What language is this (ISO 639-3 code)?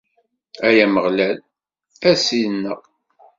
kab